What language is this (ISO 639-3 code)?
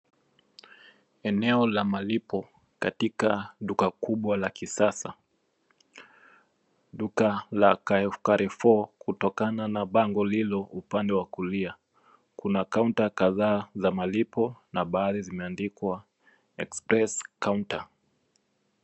swa